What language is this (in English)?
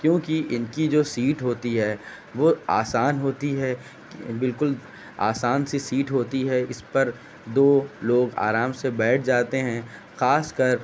Urdu